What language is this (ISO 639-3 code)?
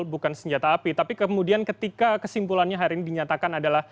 ind